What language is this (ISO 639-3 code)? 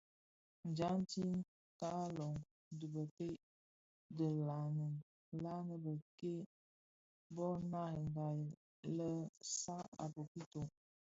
ksf